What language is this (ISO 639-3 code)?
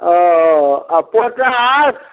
mai